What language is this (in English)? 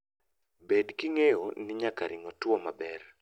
Luo (Kenya and Tanzania)